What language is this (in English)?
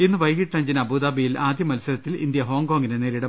Malayalam